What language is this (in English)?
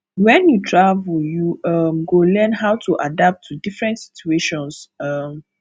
Nigerian Pidgin